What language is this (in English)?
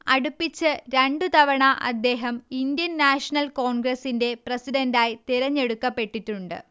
Malayalam